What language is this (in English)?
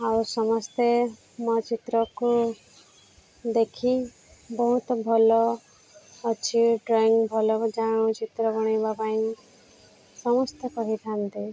Odia